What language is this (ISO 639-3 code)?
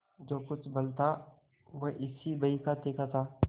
hin